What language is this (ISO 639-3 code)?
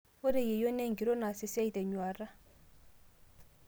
mas